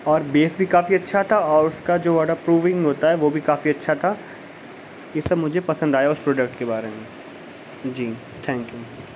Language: Urdu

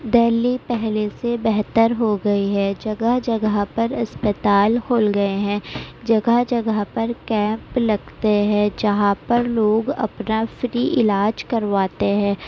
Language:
Urdu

